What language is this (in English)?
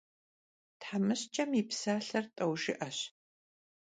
Kabardian